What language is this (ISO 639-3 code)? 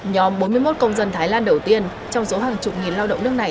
vie